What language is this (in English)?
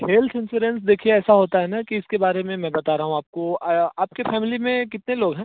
Hindi